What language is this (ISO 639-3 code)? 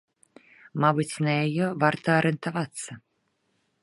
bel